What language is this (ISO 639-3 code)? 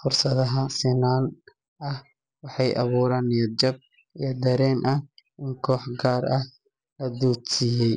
som